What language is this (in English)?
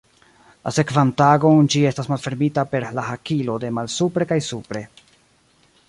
Esperanto